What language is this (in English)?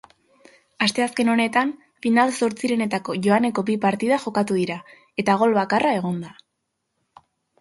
Basque